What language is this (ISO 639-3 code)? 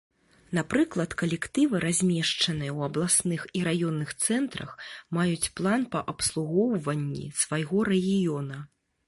bel